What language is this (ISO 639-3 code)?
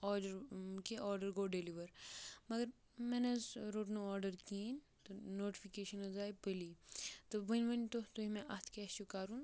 kas